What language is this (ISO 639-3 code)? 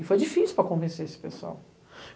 por